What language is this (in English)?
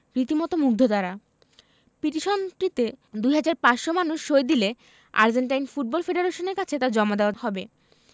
Bangla